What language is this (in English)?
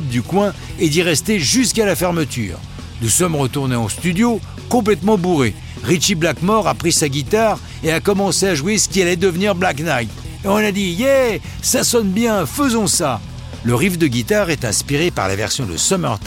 French